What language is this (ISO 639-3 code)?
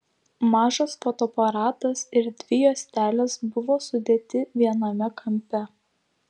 lit